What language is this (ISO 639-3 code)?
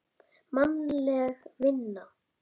isl